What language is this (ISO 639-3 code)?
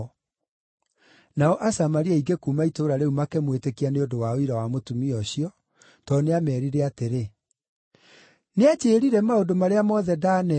kik